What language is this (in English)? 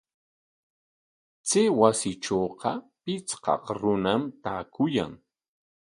Corongo Ancash Quechua